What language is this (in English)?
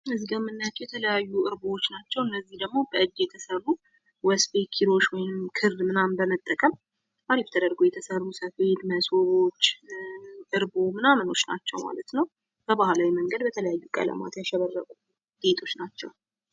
Amharic